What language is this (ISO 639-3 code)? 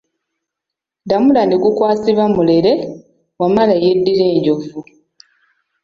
lug